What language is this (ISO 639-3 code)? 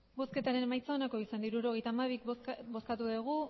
eus